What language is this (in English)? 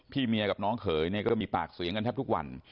Thai